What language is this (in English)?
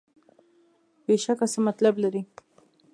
Pashto